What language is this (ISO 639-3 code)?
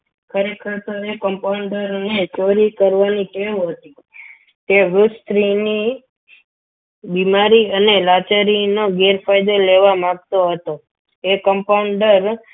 guj